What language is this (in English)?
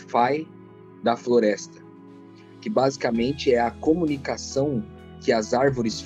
Portuguese